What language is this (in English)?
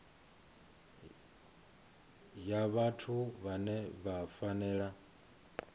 Venda